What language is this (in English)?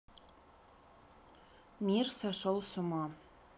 Russian